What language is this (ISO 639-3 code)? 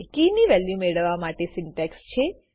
guj